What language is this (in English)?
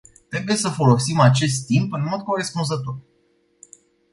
Romanian